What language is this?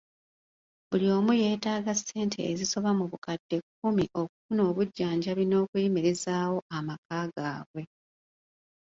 Ganda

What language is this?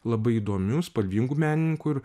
Lithuanian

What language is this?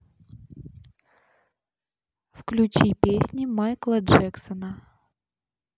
Russian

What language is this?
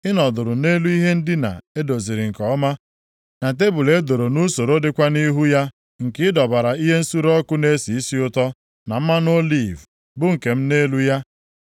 Igbo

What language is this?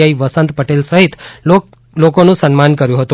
Gujarati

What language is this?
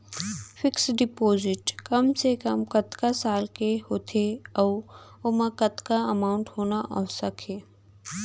Chhattisgarhi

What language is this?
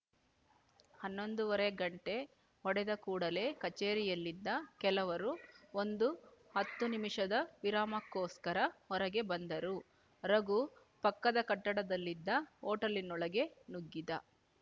Kannada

